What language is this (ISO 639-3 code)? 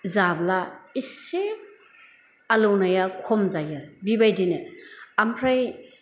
brx